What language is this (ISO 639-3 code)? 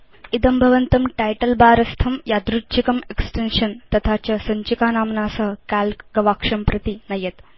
san